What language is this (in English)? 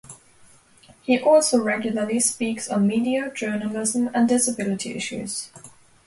English